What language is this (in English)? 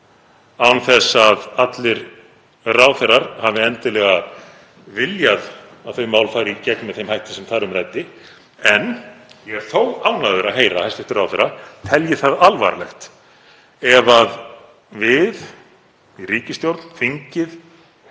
Icelandic